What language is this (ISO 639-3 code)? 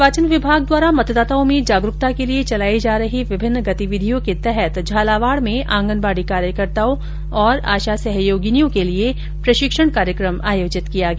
hin